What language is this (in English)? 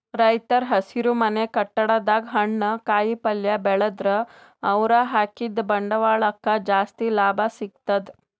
Kannada